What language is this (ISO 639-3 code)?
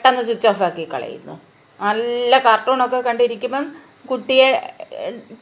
mal